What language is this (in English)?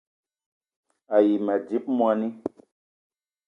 Eton (Cameroon)